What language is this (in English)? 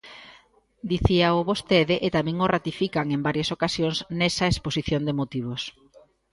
Galician